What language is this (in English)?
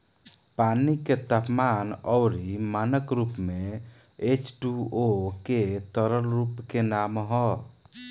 Bhojpuri